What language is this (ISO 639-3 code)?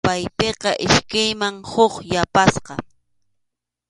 qxu